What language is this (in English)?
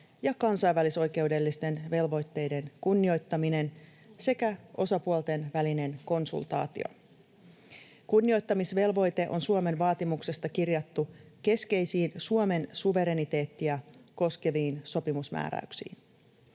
Finnish